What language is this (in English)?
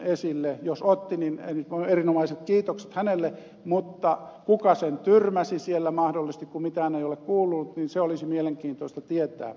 Finnish